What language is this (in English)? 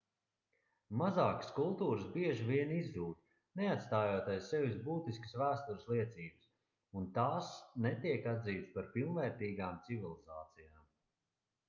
Latvian